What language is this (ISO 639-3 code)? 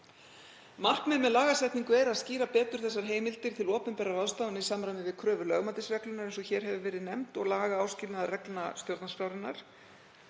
isl